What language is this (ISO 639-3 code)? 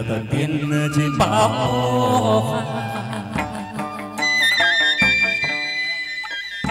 vie